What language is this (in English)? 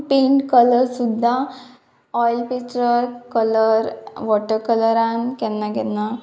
Konkani